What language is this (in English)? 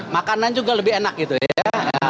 Indonesian